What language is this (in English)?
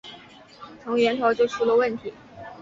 Chinese